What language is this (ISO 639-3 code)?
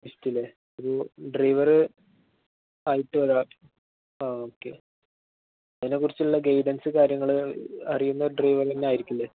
mal